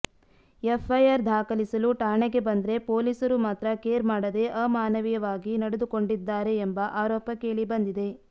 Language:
Kannada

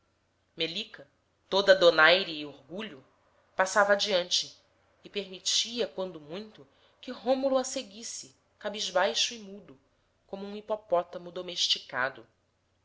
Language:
Portuguese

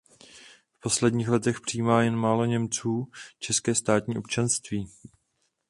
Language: Czech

